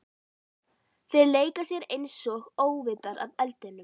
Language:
Icelandic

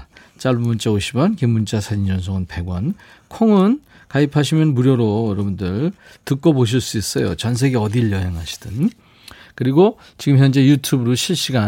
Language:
Korean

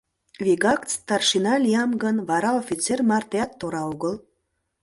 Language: Mari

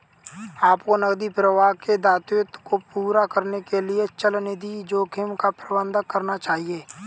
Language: Hindi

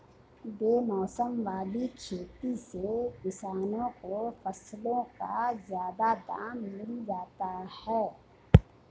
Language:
Hindi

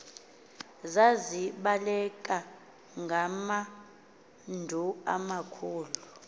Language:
Xhosa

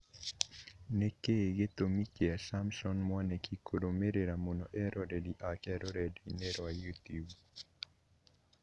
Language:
Kikuyu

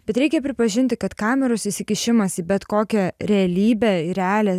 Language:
Lithuanian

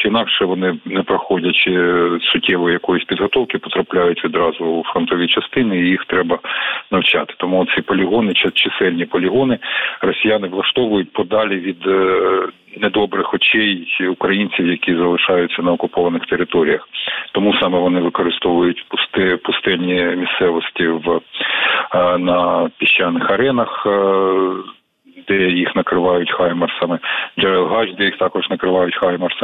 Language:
Ukrainian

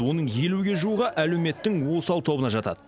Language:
Kazakh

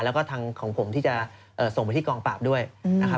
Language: Thai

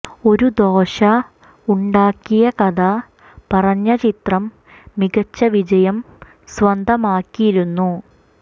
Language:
Malayalam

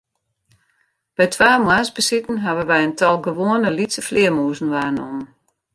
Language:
Western Frisian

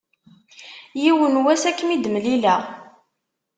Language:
Kabyle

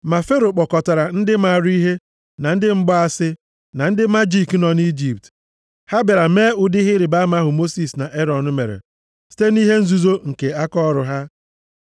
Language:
Igbo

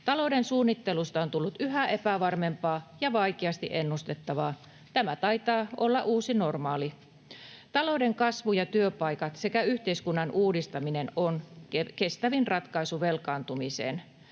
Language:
Finnish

